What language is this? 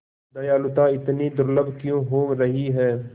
Hindi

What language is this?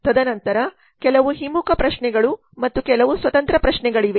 Kannada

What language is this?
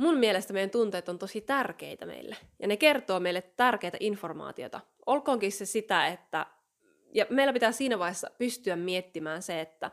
Finnish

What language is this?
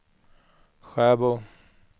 Swedish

